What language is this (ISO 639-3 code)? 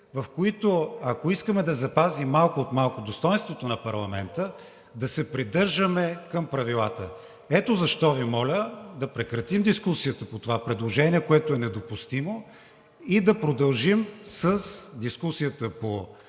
bul